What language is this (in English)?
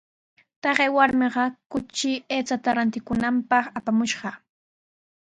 Sihuas Ancash Quechua